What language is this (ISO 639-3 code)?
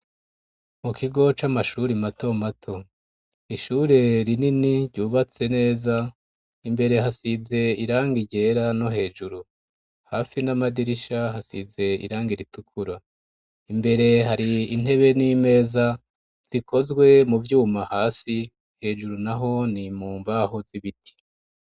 run